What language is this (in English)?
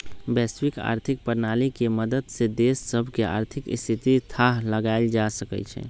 Magahi